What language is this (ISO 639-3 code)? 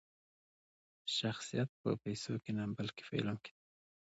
pus